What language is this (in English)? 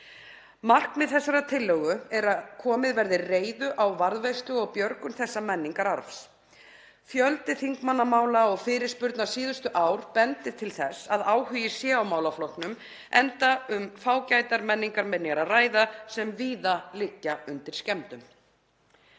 Icelandic